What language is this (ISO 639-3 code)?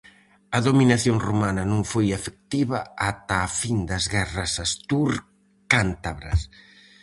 glg